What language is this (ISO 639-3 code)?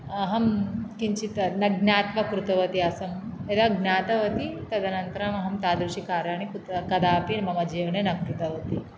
san